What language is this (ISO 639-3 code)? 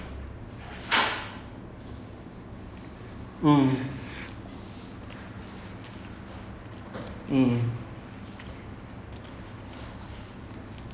eng